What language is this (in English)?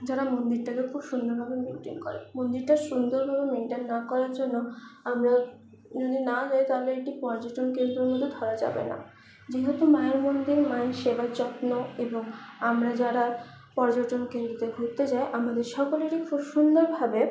Bangla